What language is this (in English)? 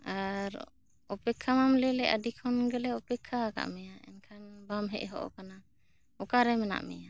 Santali